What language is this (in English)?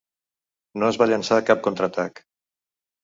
Catalan